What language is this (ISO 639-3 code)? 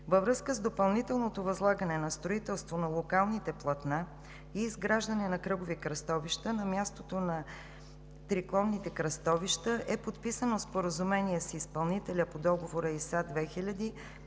bul